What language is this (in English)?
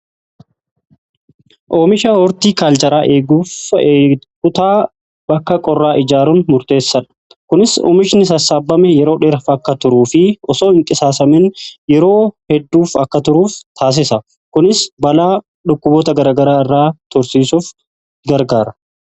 Oromo